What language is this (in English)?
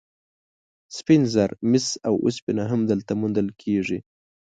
Pashto